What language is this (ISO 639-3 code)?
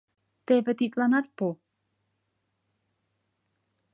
chm